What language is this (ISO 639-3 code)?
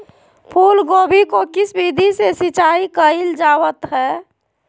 mag